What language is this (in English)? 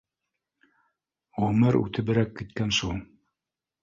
Bashkir